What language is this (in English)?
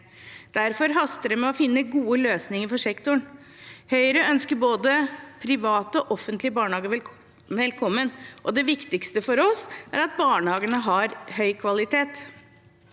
Norwegian